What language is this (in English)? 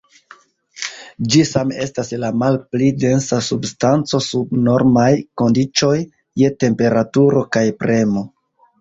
Esperanto